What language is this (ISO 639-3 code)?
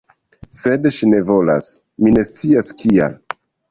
epo